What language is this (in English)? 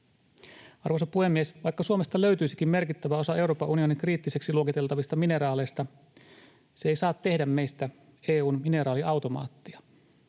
Finnish